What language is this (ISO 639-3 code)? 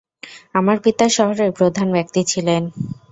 ben